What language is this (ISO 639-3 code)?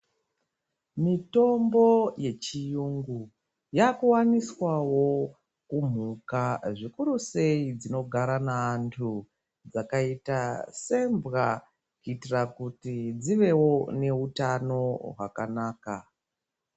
ndc